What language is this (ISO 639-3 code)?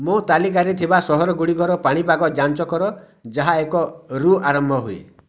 ori